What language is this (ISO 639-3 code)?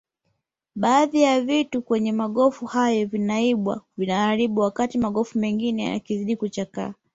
swa